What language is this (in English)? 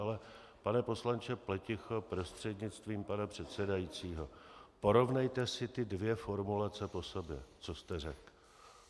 Czech